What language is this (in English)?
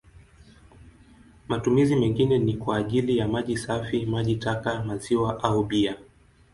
Swahili